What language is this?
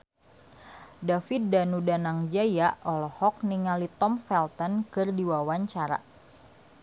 Sundanese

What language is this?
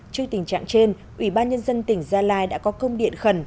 Vietnamese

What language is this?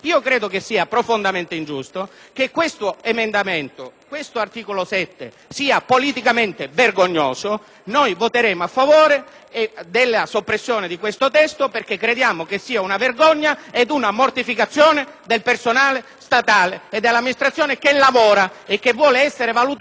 Italian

